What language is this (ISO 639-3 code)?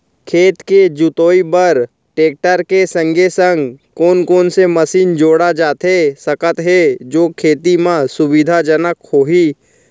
hne